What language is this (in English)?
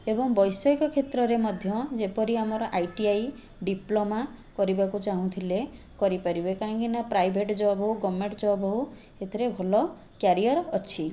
Odia